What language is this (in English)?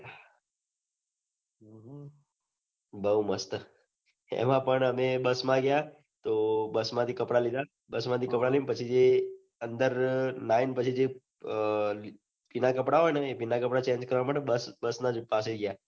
Gujarati